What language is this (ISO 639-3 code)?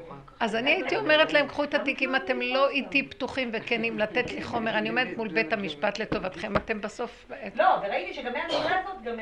heb